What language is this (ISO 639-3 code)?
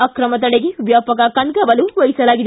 kan